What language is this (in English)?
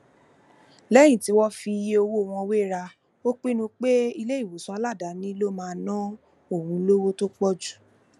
Yoruba